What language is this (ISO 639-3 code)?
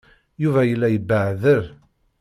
kab